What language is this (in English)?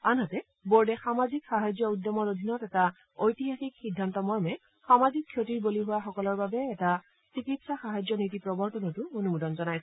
Assamese